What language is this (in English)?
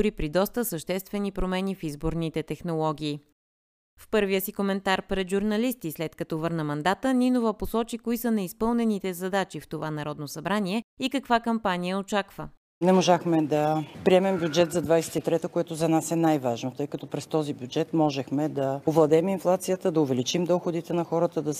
Bulgarian